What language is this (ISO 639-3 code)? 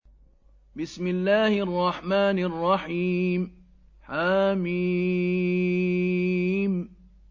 ara